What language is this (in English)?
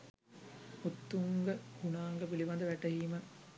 Sinhala